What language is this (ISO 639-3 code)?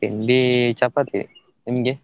kan